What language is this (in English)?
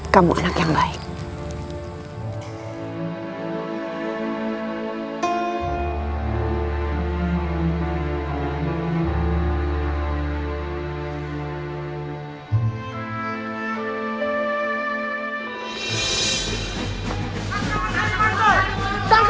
Indonesian